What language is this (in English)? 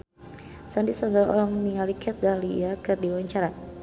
Sundanese